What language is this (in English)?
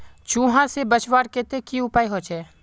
Magahi